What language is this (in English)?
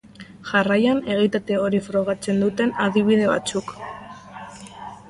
Basque